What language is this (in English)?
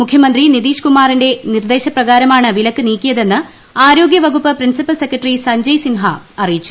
Malayalam